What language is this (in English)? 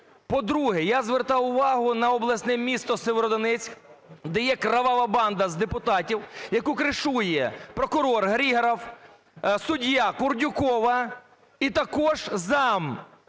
Ukrainian